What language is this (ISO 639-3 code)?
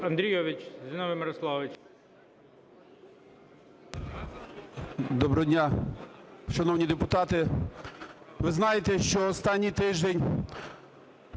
ukr